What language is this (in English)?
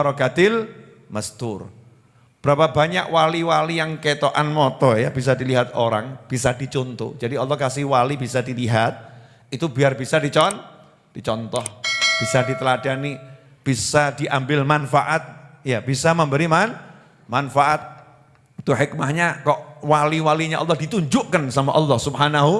Indonesian